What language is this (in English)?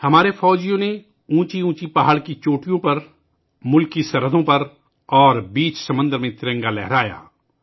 Urdu